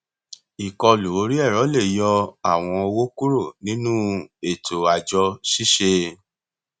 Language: Yoruba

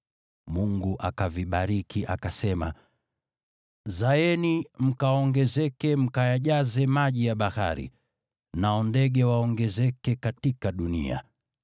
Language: Swahili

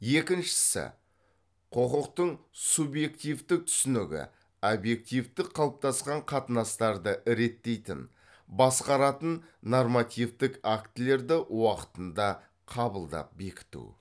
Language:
Kazakh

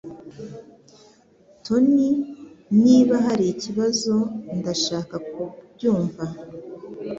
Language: Kinyarwanda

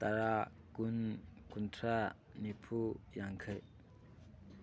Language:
Manipuri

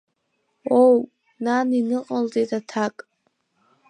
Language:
Abkhazian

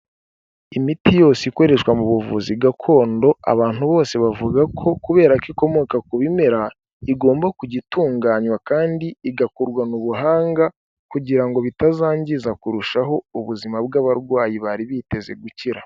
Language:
Kinyarwanda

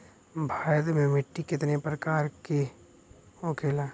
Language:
Bhojpuri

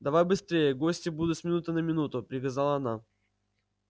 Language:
Russian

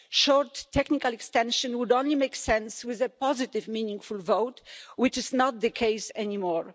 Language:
English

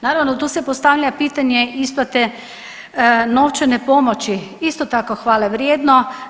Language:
Croatian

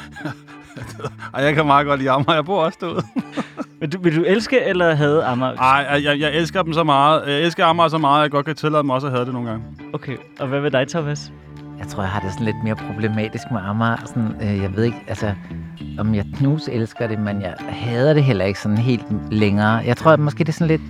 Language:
Danish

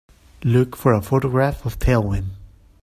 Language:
English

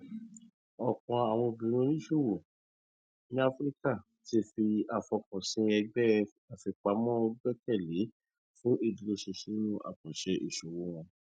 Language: Yoruba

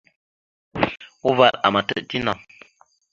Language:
Mada (Cameroon)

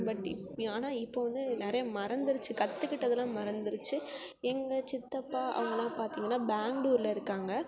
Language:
Tamil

